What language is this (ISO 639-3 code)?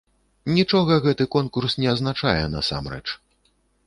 bel